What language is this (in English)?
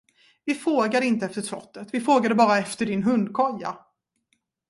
Swedish